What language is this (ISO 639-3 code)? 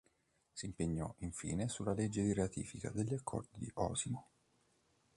ita